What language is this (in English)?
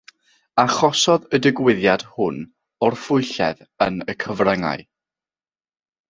Welsh